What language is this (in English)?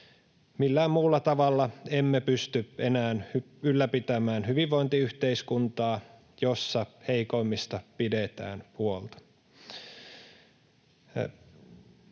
Finnish